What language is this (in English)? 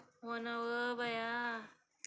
Marathi